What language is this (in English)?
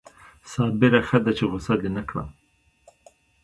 Pashto